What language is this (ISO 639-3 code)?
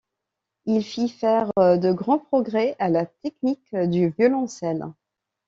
fra